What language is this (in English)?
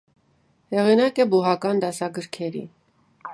Armenian